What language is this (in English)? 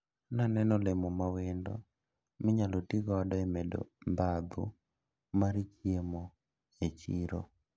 Luo (Kenya and Tanzania)